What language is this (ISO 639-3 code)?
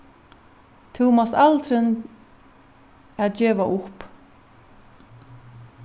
fao